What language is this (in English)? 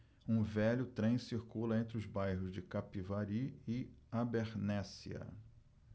Portuguese